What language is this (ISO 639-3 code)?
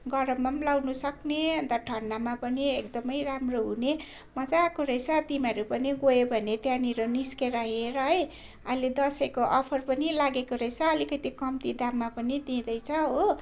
nep